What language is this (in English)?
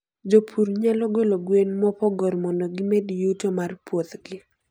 Luo (Kenya and Tanzania)